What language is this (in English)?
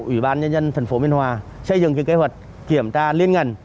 Vietnamese